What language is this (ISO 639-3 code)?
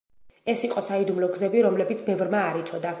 kat